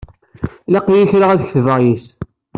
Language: Kabyle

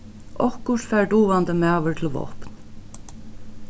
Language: Faroese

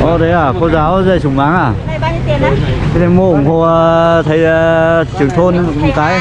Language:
Vietnamese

